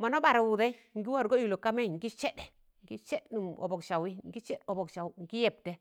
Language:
Tangale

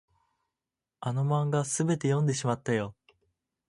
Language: Japanese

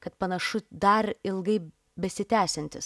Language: Lithuanian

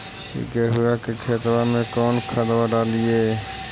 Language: Magahi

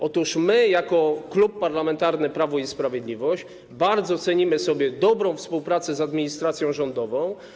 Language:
Polish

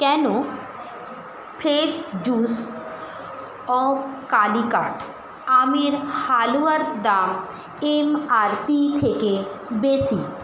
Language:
Bangla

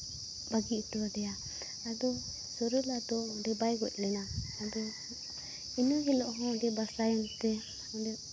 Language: Santali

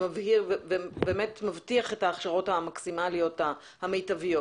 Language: Hebrew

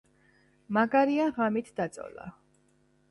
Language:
Georgian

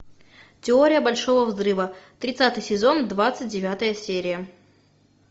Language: Russian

